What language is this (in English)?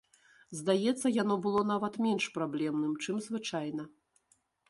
Belarusian